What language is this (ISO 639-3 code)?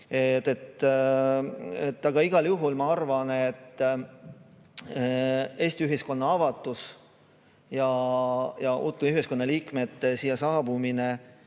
est